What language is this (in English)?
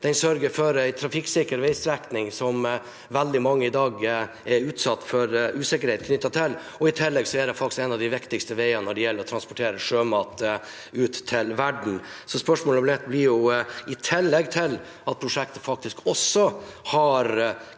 Norwegian